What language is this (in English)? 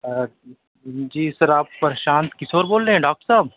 Urdu